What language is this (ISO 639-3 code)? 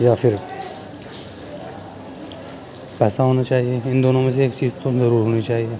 urd